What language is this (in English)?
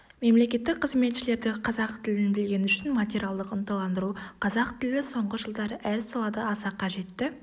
Kazakh